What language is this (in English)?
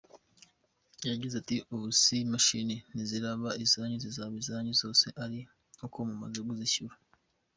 Kinyarwanda